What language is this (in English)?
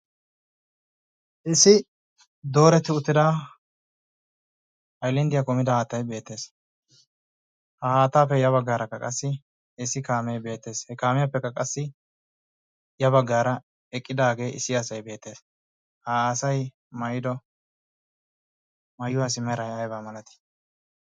Wolaytta